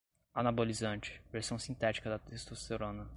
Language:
Portuguese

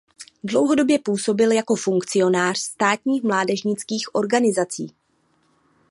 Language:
Czech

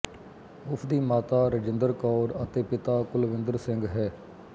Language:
Punjabi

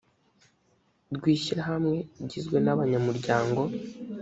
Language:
Kinyarwanda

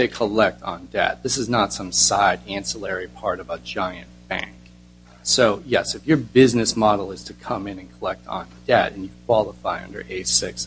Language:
English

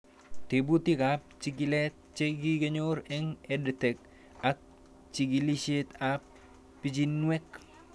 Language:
Kalenjin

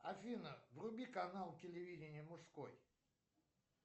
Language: Russian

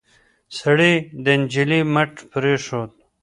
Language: Pashto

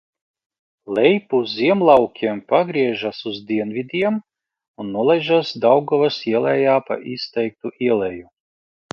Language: Latvian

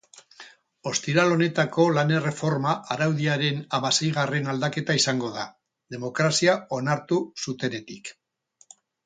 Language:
Basque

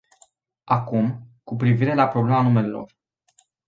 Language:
Romanian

